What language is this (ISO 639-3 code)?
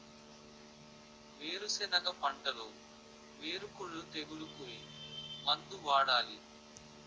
tel